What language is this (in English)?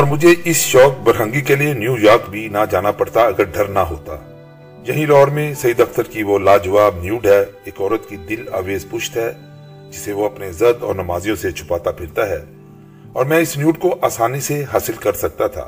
Urdu